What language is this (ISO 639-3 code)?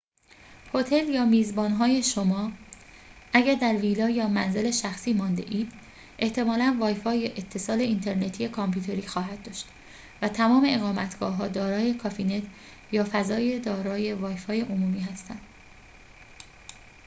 fas